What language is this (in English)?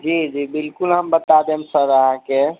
Maithili